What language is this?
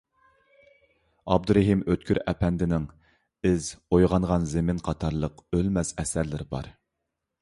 Uyghur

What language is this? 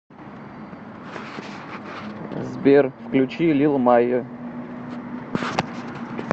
Russian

